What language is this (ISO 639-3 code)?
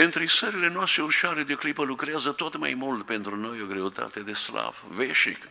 ron